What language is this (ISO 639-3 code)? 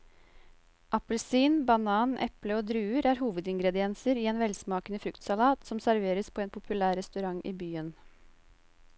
nor